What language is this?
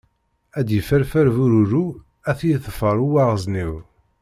Kabyle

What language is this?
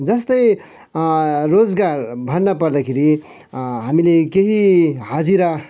Nepali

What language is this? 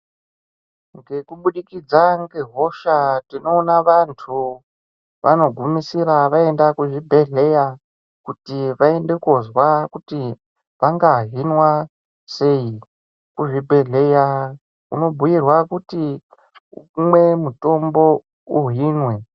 Ndau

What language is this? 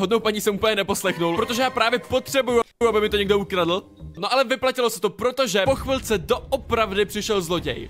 Czech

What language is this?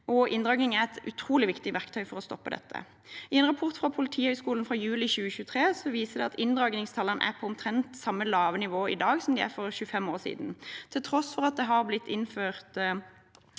Norwegian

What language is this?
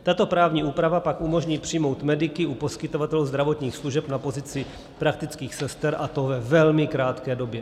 Czech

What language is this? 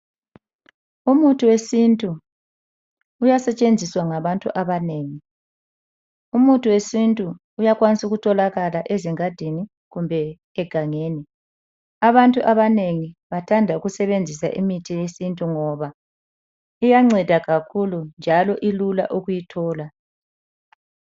North Ndebele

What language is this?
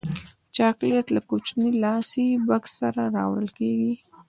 Pashto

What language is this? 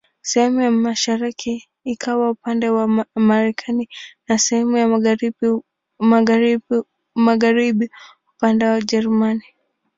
Swahili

